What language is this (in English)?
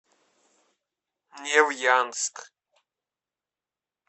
Russian